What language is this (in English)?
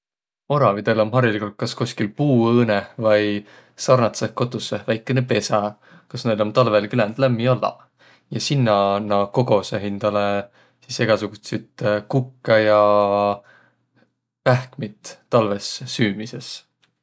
Võro